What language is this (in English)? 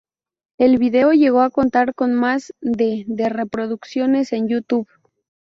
Spanish